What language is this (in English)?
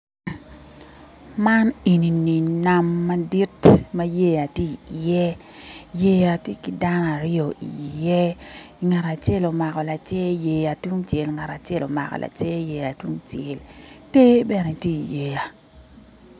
Acoli